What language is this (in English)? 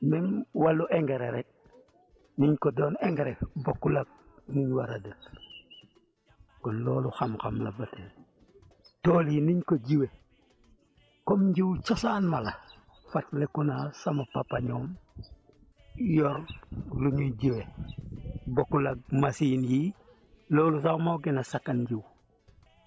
Wolof